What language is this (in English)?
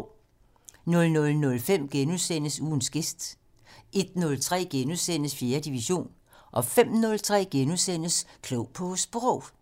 Danish